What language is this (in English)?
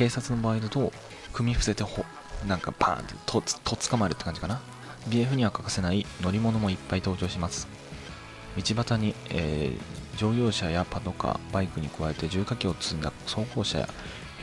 Japanese